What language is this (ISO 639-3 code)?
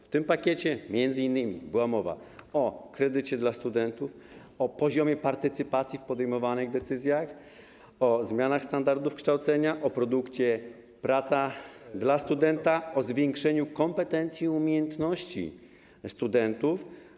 pol